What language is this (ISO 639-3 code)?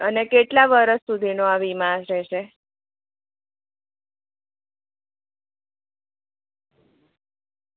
guj